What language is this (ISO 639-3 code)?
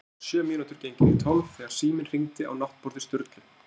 isl